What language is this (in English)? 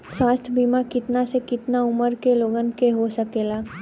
Bhojpuri